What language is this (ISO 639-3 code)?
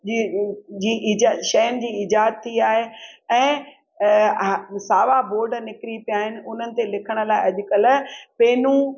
snd